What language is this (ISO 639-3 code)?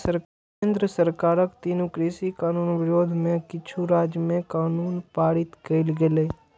mai